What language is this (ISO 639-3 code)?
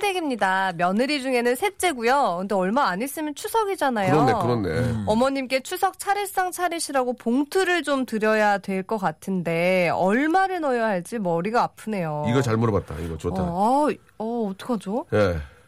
kor